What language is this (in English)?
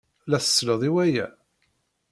Kabyle